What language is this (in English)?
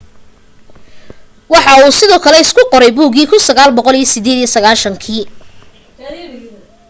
Somali